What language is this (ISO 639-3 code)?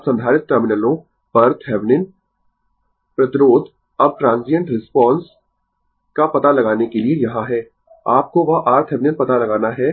hin